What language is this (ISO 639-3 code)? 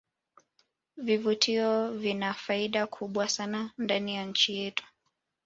swa